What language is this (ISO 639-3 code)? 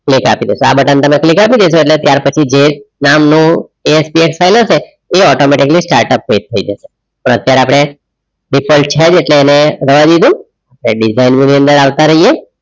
guj